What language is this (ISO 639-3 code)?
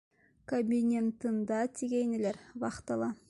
bak